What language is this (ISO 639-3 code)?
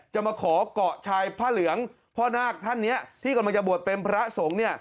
tha